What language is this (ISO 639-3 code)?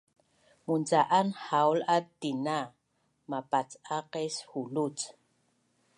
bnn